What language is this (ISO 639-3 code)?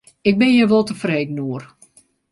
fry